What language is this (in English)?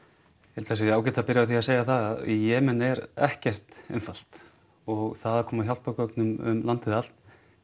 Icelandic